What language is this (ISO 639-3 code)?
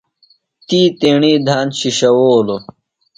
phl